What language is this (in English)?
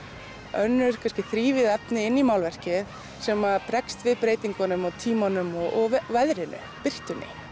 Icelandic